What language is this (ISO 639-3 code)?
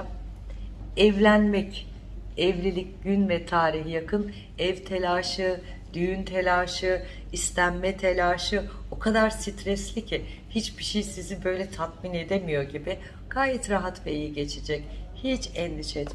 tur